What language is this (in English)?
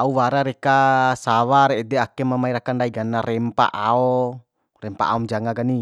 Bima